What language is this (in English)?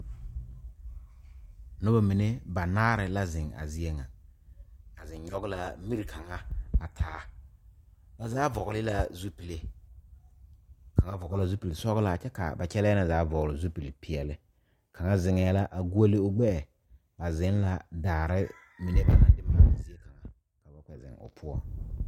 Southern Dagaare